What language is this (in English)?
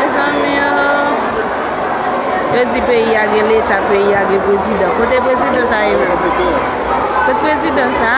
French